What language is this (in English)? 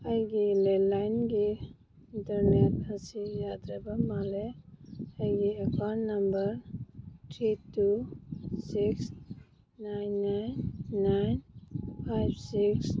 Manipuri